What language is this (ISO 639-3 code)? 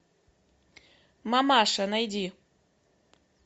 rus